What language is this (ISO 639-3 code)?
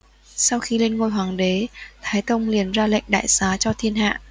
vie